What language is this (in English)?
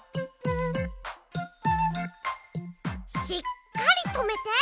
Japanese